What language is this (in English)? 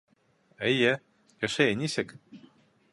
Bashkir